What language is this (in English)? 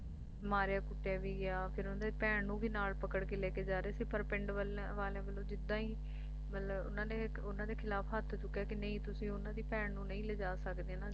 Punjabi